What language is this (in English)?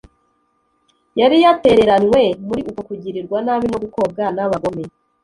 Kinyarwanda